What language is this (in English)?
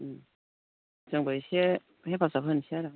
Bodo